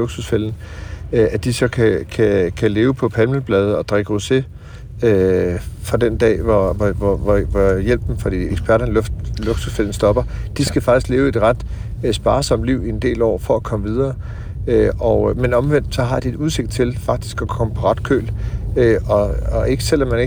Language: Danish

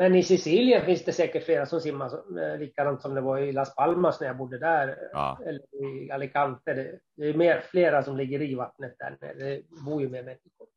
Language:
Swedish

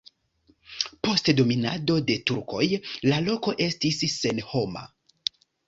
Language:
Esperanto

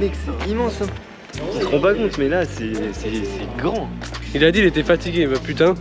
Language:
French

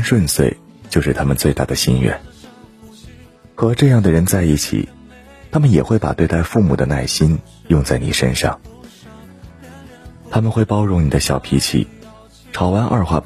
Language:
Chinese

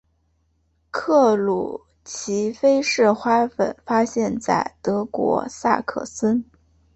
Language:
Chinese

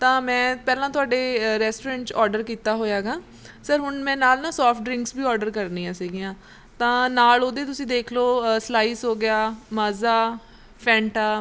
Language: Punjabi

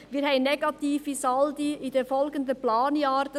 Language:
Swiss German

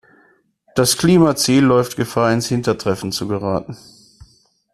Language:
German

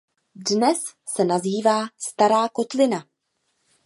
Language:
Czech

